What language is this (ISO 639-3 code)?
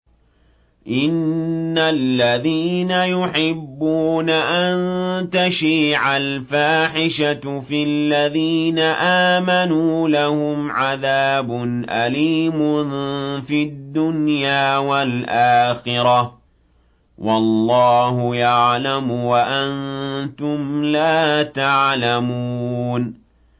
ara